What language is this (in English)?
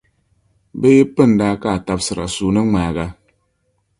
Dagbani